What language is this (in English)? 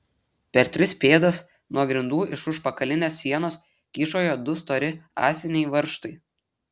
Lithuanian